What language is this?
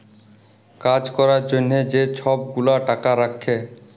Bangla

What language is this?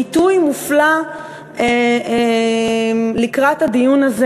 Hebrew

